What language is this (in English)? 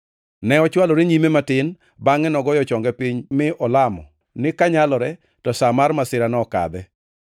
Luo (Kenya and Tanzania)